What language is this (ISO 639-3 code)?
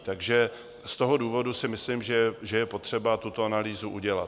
ces